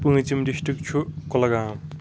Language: Kashmiri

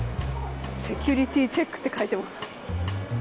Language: Japanese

